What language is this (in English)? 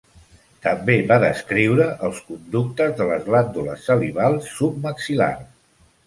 Catalan